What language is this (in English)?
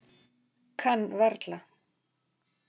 Icelandic